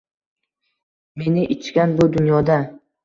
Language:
Uzbek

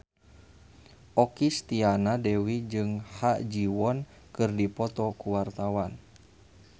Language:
Sundanese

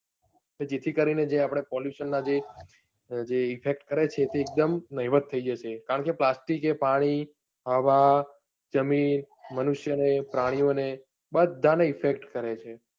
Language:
Gujarati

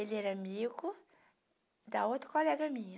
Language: Portuguese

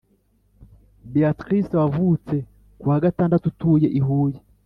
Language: Kinyarwanda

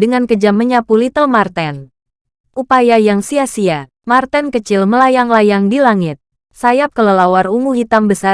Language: Indonesian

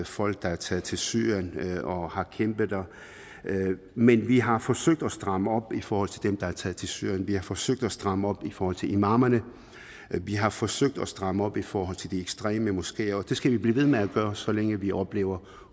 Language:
Danish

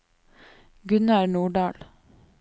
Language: Norwegian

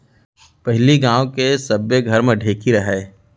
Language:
Chhattisgarhi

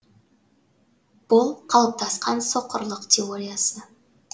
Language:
Kazakh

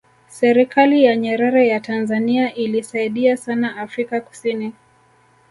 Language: Swahili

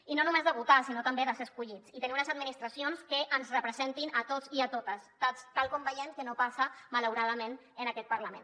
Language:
Catalan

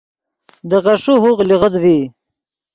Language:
Yidgha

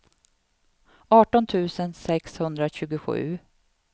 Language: Swedish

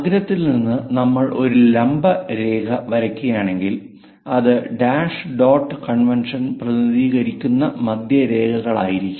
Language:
Malayalam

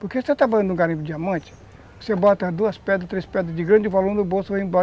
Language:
Portuguese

